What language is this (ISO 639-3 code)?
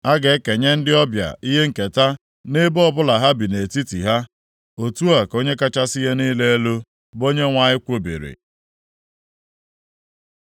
ibo